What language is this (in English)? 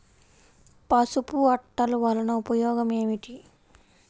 Telugu